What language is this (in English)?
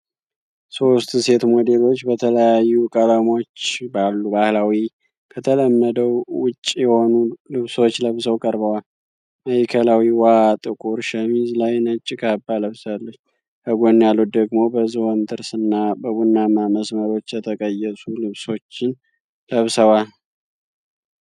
Amharic